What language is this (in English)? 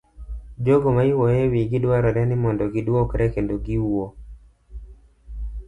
Luo (Kenya and Tanzania)